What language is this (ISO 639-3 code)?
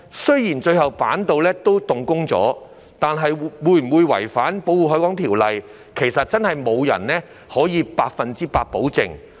yue